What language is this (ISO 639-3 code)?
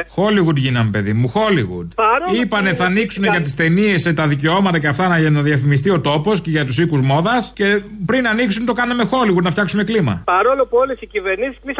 ell